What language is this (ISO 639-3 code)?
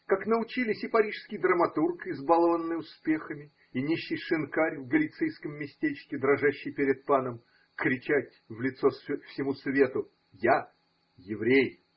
rus